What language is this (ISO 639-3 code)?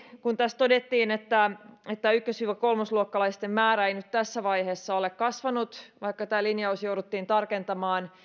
fin